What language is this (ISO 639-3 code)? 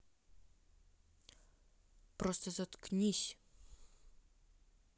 rus